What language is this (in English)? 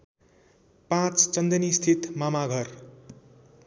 Nepali